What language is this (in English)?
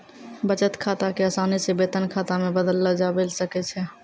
Maithili